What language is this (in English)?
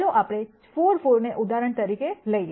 Gujarati